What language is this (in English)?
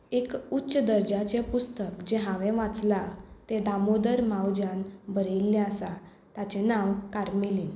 Konkani